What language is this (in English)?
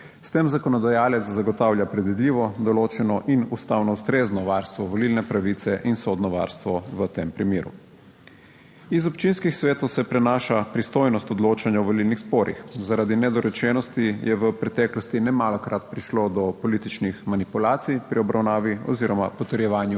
Slovenian